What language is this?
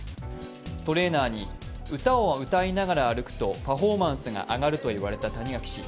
Japanese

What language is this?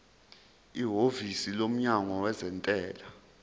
Zulu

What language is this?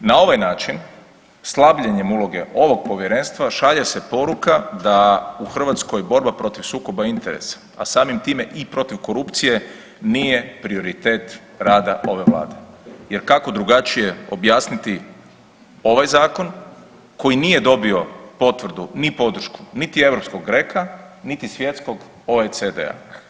Croatian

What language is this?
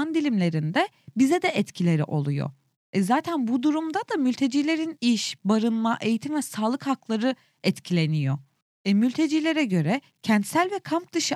Turkish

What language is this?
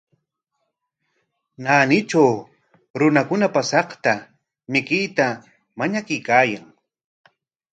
Corongo Ancash Quechua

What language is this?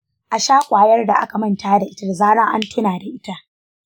Hausa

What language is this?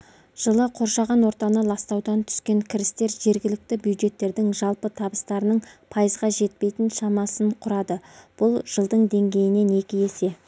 Kazakh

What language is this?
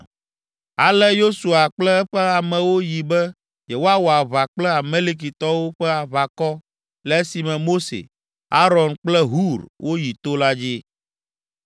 Ewe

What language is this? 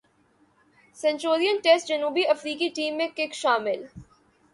Urdu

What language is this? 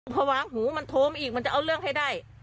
Thai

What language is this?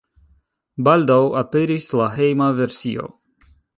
Esperanto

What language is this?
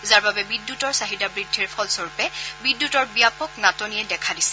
Assamese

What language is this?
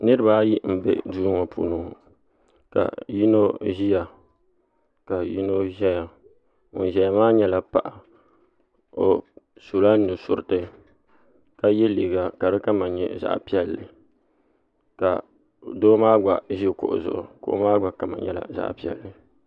Dagbani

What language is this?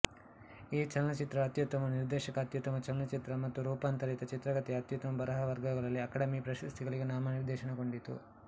Kannada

